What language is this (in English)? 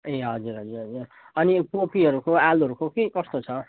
Nepali